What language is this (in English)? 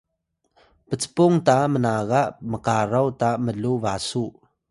Atayal